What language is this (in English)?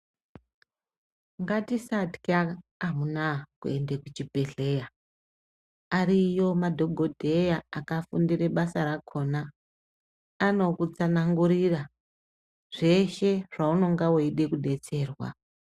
Ndau